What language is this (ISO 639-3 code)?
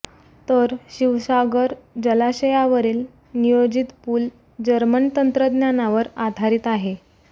mar